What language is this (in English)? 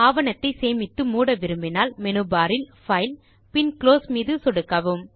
Tamil